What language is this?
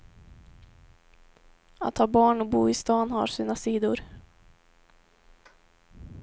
Swedish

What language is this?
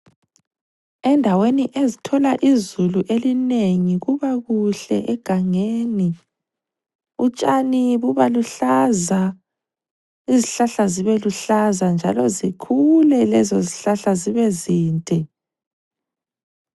North Ndebele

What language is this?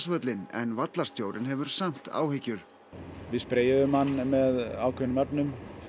Icelandic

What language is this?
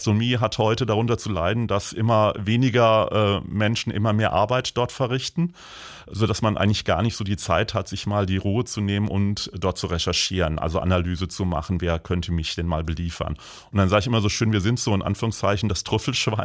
German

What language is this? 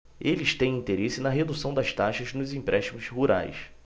Portuguese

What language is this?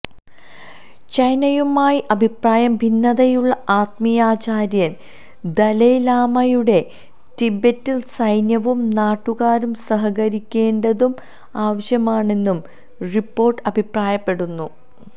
Malayalam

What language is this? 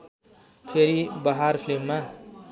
Nepali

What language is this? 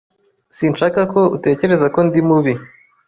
Kinyarwanda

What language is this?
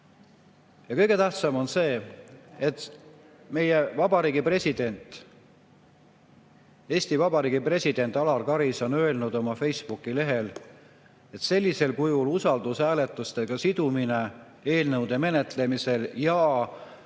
Estonian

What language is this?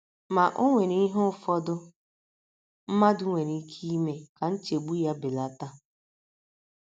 Igbo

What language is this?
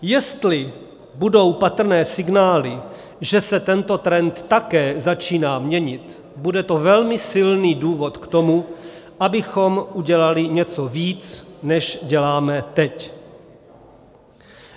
Czech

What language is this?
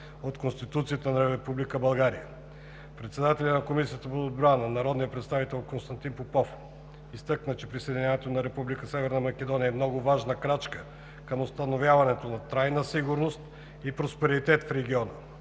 Bulgarian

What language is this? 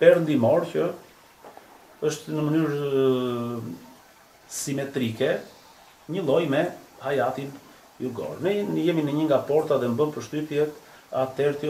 Romanian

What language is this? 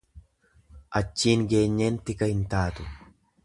Oromo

